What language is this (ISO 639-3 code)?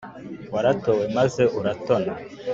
kin